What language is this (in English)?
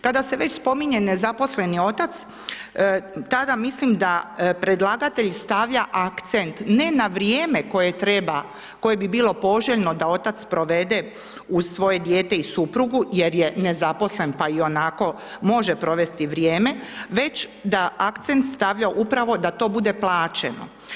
Croatian